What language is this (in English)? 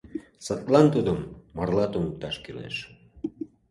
Mari